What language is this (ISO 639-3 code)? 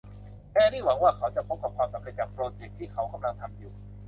tha